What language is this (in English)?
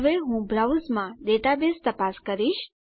Gujarati